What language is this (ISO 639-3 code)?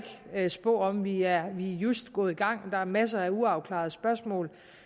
dan